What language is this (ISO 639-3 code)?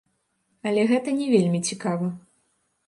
bel